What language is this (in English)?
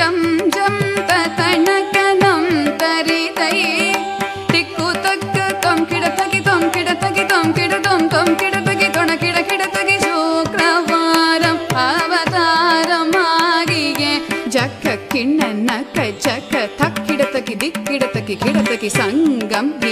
Tamil